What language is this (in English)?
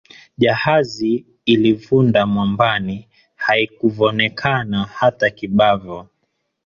Swahili